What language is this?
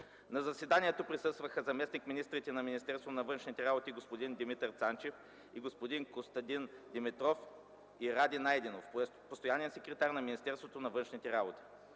Bulgarian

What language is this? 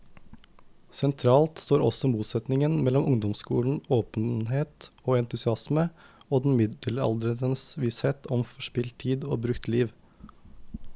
Norwegian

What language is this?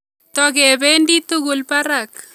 Kalenjin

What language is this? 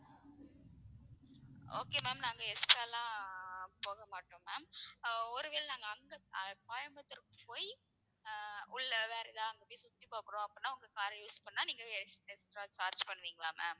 Tamil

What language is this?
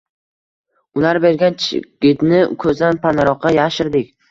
Uzbek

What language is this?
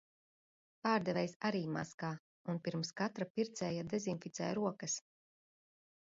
Latvian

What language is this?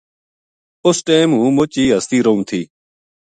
Gujari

